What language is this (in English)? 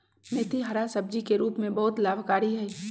Magahi